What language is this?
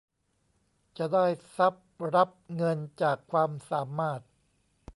Thai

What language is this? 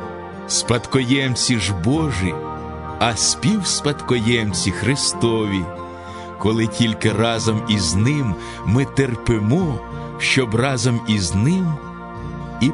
Ukrainian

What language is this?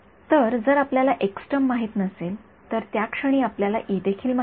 Marathi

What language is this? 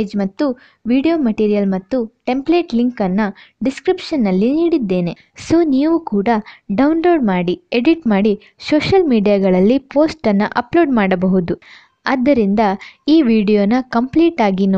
Japanese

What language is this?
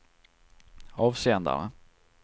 Swedish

